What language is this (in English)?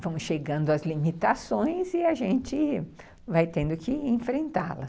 Portuguese